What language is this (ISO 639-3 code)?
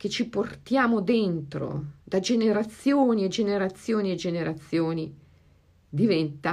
ita